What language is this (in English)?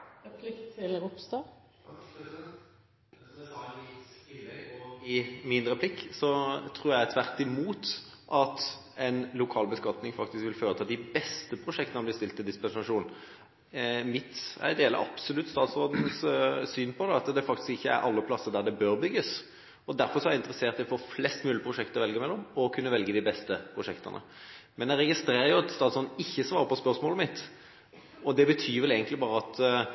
Norwegian Bokmål